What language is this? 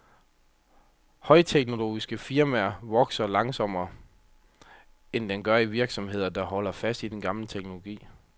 Danish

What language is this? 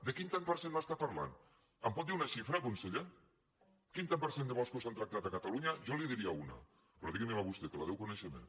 Catalan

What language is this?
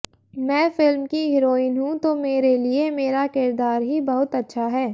Hindi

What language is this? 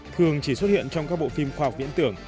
Vietnamese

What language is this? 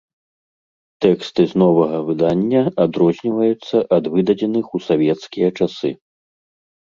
Belarusian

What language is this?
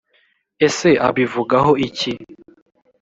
Kinyarwanda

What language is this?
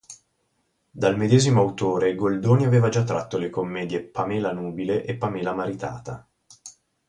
Italian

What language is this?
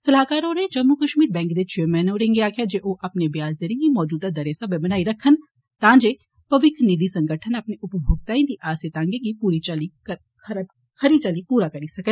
Dogri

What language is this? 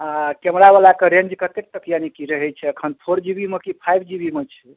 Maithili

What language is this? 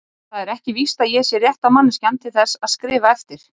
Icelandic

